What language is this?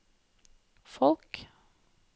Norwegian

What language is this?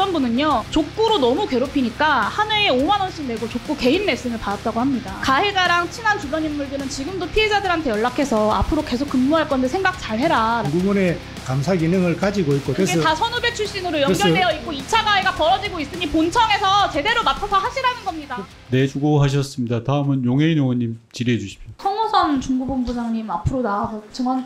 Korean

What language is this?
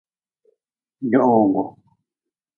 Nawdm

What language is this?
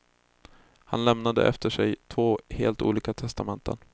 Swedish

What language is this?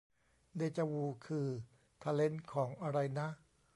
Thai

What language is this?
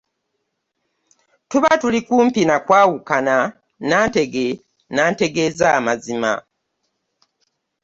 Ganda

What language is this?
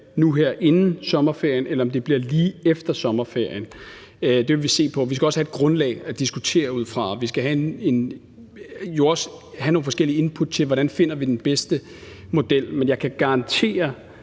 Danish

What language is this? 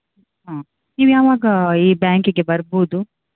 Kannada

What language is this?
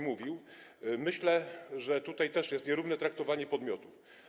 Polish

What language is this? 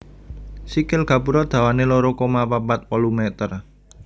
Javanese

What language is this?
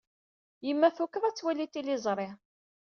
Kabyle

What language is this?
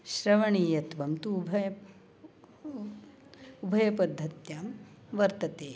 Sanskrit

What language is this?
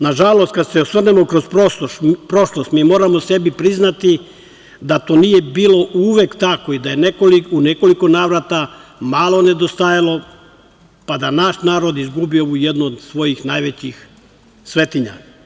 Serbian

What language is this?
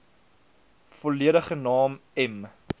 Afrikaans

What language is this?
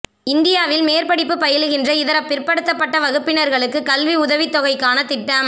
Tamil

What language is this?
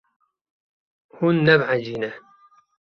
Kurdish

